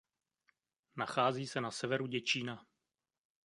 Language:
Czech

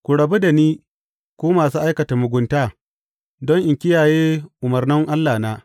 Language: Hausa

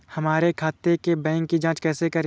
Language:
Hindi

